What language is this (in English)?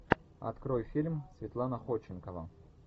Russian